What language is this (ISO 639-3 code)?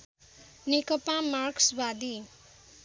nep